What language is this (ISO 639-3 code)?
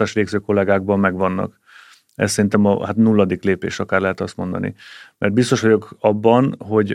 hun